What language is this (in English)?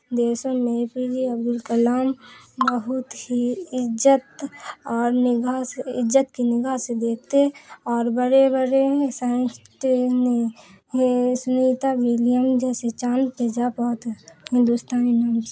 Urdu